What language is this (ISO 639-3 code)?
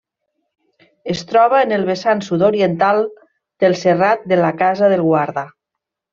cat